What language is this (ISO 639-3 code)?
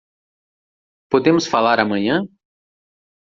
por